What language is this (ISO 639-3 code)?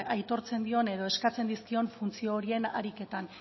eus